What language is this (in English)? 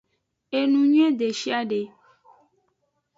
Aja (Benin)